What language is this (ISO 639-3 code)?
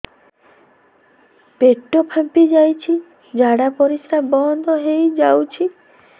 ori